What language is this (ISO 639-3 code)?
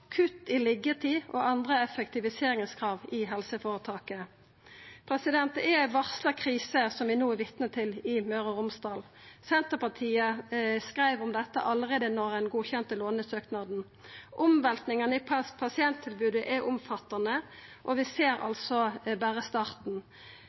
nno